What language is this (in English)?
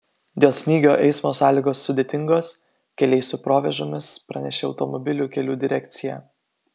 Lithuanian